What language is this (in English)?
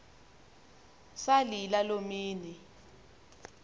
Xhosa